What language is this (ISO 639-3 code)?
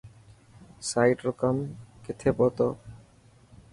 mki